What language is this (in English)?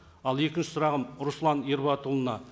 Kazakh